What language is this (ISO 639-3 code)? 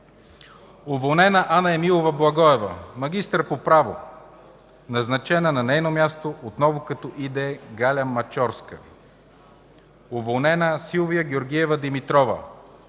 bul